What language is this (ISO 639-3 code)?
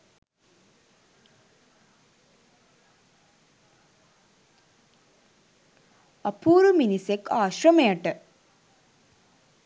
sin